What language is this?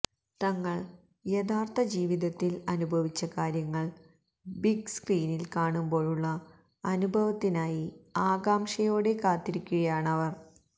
Malayalam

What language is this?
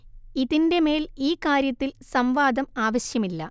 Malayalam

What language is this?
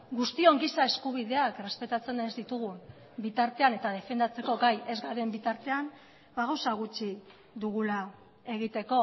Basque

